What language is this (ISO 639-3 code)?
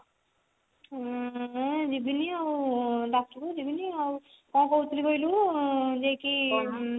ori